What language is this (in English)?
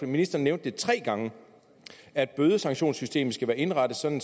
Danish